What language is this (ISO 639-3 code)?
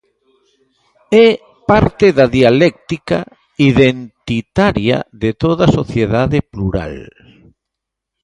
glg